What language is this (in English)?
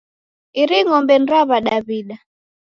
Taita